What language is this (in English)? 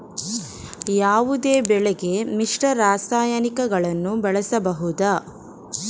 Kannada